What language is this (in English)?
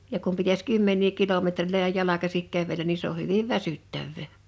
Finnish